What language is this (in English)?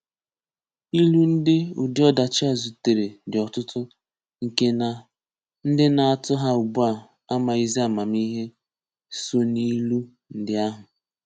Igbo